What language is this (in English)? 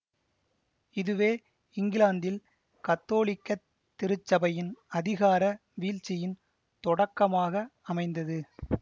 Tamil